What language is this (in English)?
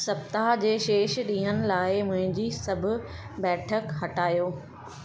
Sindhi